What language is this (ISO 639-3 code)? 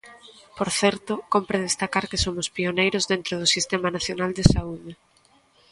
glg